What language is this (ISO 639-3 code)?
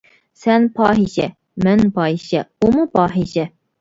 uig